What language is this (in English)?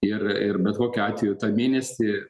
Lithuanian